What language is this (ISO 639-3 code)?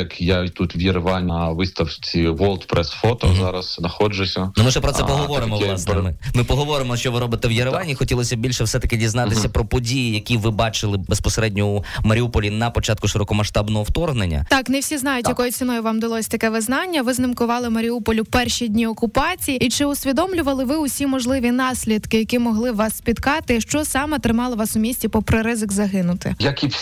ukr